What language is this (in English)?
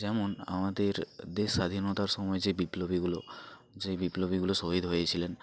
Bangla